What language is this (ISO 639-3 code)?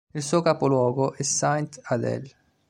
ita